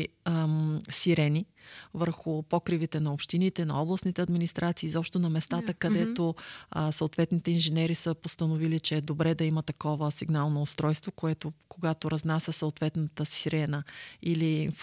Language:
Bulgarian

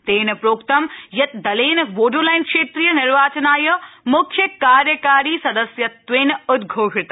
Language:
Sanskrit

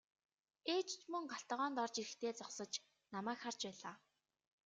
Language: Mongolian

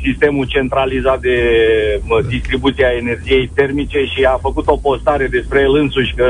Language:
Romanian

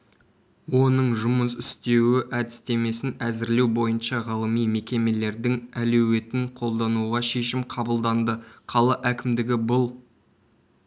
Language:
Kazakh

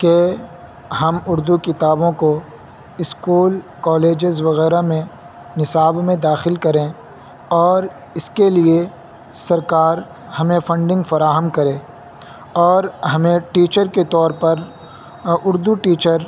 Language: Urdu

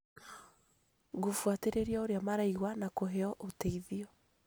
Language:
Kikuyu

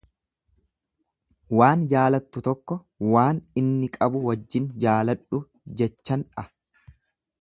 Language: Oromo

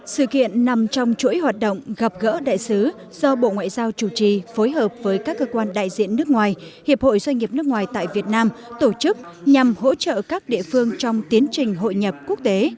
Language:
Vietnamese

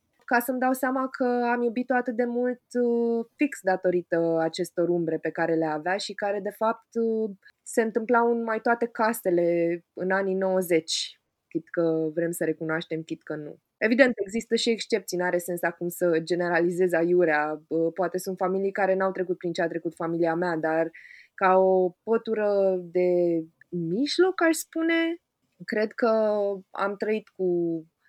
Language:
Romanian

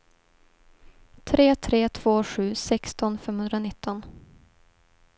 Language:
Swedish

